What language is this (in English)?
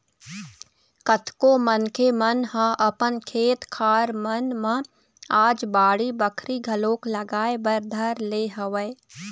Chhattisgarhi